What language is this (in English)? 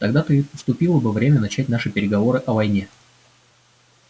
Russian